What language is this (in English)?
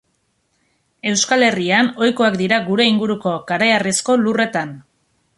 Basque